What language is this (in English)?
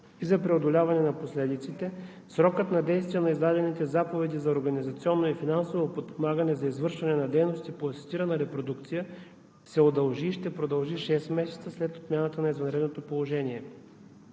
Bulgarian